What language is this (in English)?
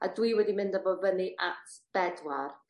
Welsh